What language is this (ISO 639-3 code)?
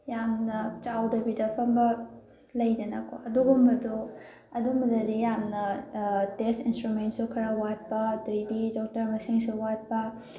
mni